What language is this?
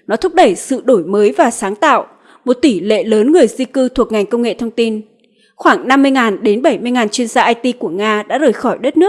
Vietnamese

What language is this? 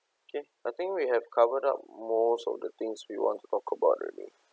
English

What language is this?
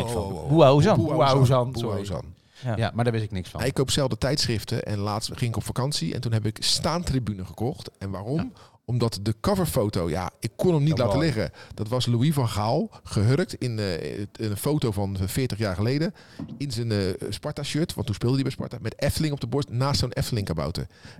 Dutch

